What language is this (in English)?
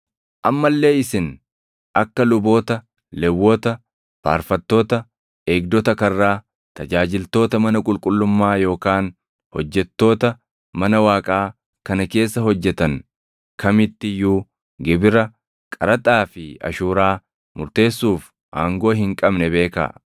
Oromo